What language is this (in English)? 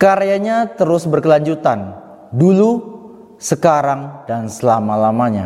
Indonesian